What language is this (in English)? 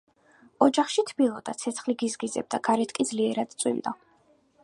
Georgian